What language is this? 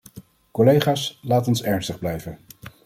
Dutch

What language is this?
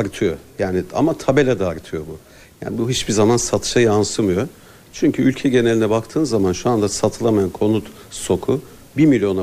Turkish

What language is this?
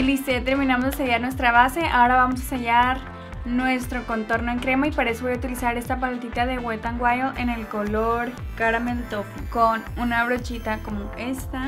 Spanish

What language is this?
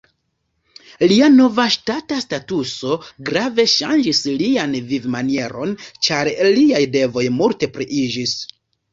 Esperanto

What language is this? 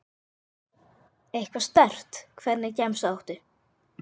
Icelandic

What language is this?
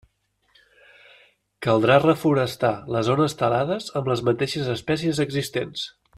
Catalan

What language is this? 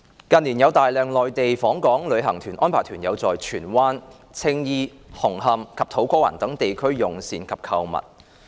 Cantonese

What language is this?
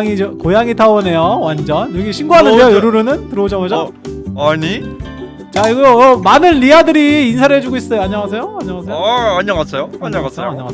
Korean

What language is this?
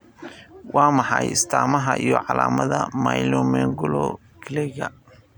Somali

